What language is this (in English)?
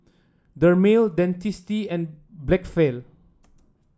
English